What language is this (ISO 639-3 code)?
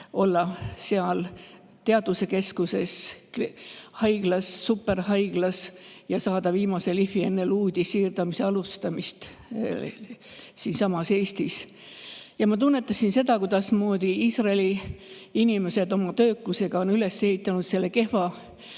est